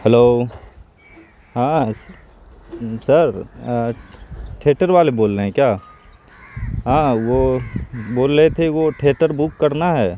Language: Urdu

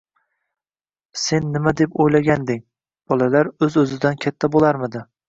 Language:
Uzbek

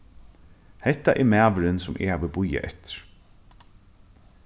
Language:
Faroese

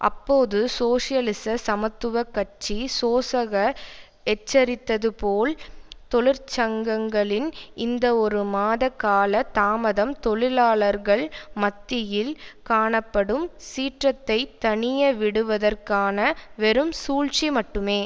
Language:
Tamil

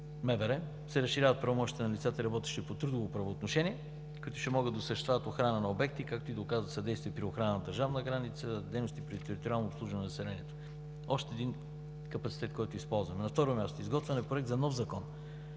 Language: Bulgarian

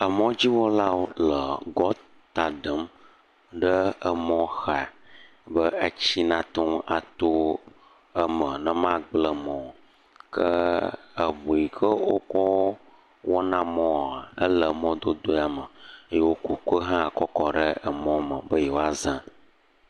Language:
Ewe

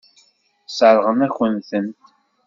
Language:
Kabyle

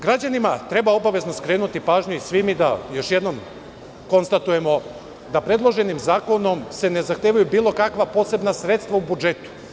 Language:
Serbian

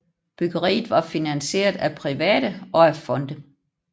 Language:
Danish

